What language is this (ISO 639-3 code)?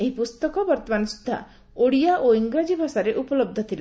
ori